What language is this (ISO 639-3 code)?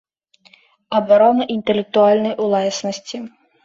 bel